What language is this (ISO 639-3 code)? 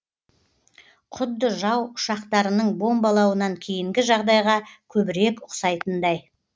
kaz